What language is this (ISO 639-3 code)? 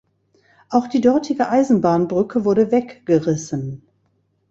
deu